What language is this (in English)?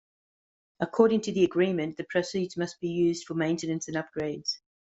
English